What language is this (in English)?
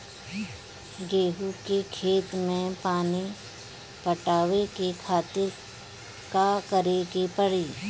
Bhojpuri